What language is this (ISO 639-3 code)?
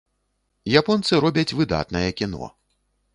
bel